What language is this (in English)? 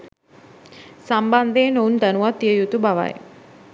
Sinhala